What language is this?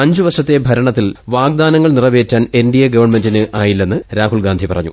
Malayalam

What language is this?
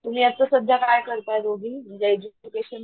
Marathi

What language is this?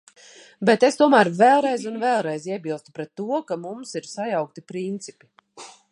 Latvian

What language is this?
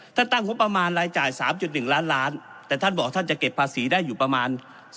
Thai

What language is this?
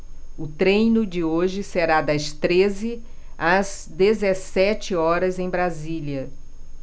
Portuguese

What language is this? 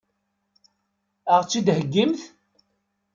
Kabyle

